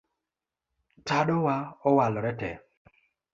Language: Luo (Kenya and Tanzania)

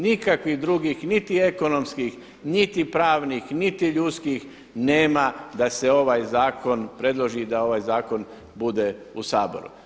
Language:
Croatian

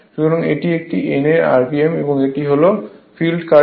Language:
Bangla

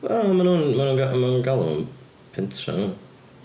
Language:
Welsh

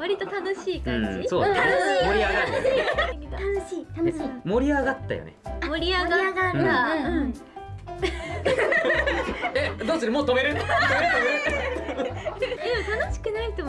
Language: Japanese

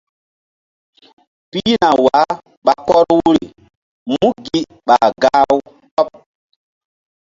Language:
Mbum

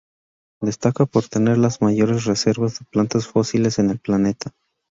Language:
Spanish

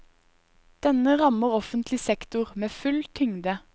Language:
Norwegian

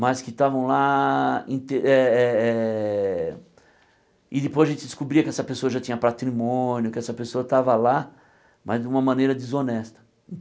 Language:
Portuguese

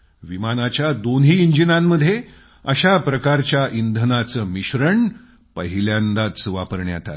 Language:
Marathi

